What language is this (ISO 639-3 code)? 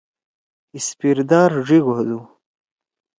trw